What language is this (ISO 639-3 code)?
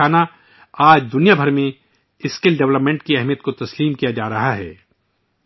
urd